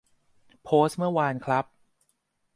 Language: Thai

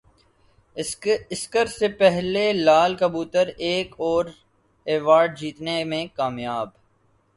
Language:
Urdu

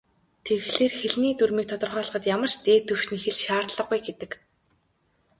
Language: Mongolian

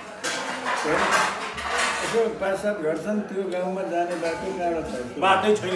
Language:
Arabic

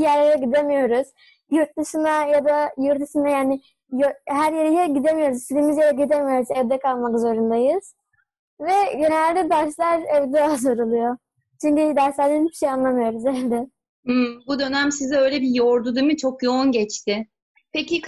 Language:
Turkish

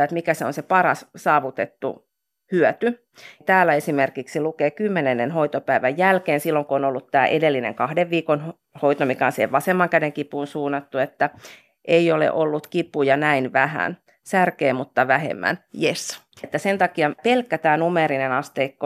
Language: Finnish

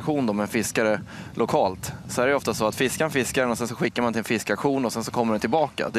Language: Swedish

